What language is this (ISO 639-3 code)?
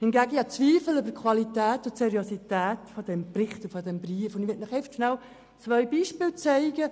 gsw